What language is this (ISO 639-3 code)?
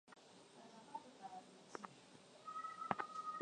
swa